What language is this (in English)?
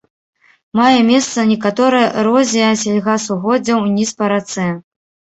Belarusian